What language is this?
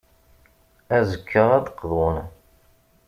Kabyle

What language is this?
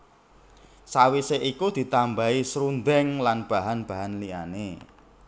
Javanese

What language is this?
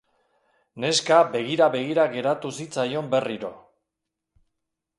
Basque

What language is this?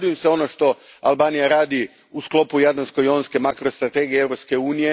Croatian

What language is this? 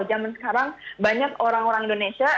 Indonesian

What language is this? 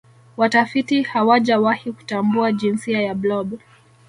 Swahili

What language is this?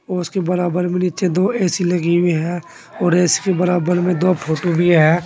Hindi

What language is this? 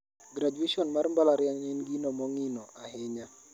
Luo (Kenya and Tanzania)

